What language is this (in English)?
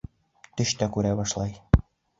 Bashkir